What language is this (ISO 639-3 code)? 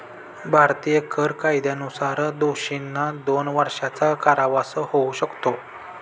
mar